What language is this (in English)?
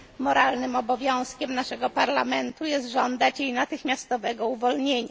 Polish